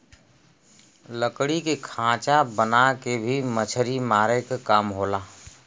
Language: Bhojpuri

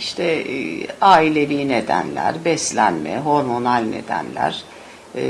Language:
Turkish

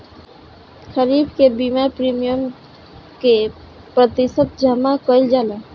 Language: Bhojpuri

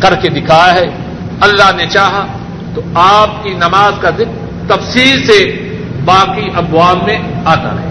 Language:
Urdu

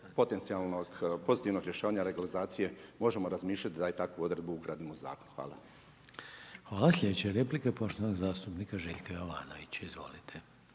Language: Croatian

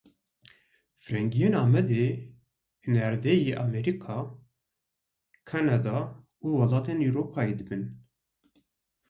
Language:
Kurdish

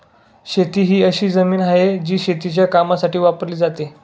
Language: Marathi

